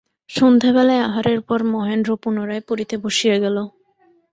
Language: Bangla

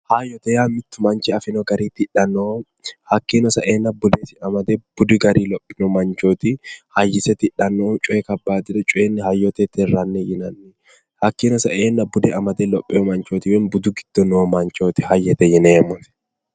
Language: Sidamo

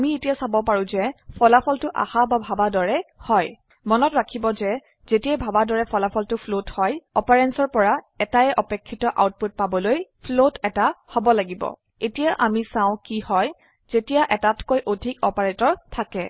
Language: Assamese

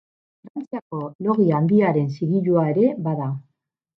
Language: Basque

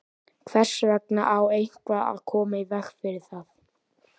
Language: Icelandic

